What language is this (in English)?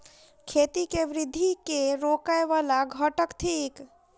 Maithili